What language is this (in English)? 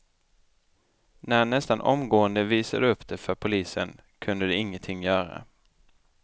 Swedish